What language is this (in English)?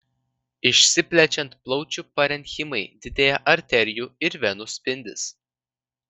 Lithuanian